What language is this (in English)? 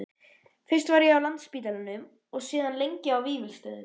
Icelandic